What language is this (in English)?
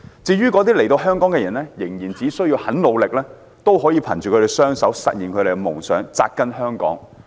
Cantonese